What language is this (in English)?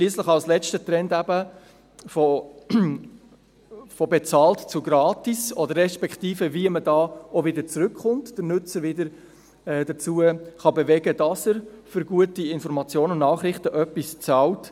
Swiss German